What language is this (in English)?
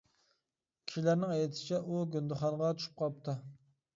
Uyghur